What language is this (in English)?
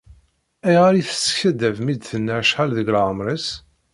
Kabyle